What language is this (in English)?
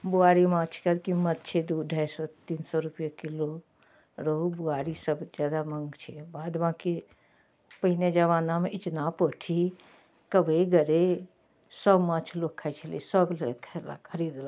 Maithili